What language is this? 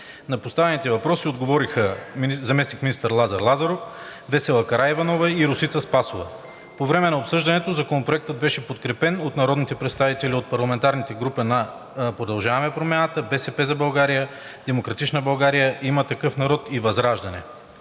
Bulgarian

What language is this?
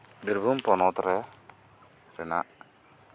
Santali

